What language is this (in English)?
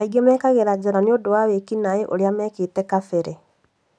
Kikuyu